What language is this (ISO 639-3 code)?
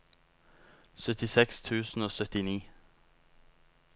nor